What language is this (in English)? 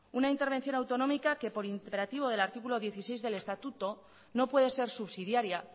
Spanish